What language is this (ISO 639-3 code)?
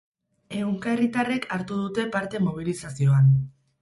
eus